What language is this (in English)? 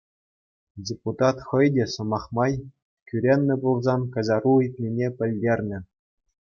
Chuvash